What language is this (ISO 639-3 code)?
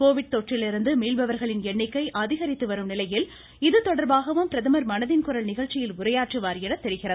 tam